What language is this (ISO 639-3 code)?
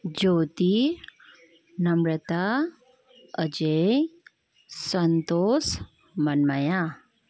nep